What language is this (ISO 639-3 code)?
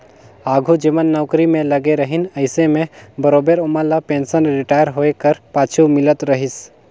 hne